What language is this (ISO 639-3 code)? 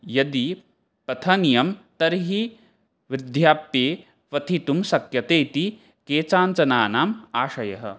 san